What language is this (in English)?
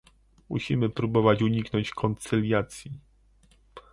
Polish